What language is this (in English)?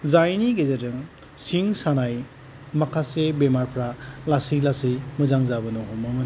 Bodo